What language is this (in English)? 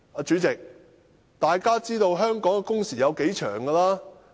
Cantonese